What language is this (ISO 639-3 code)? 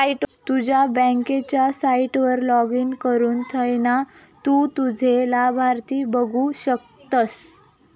mar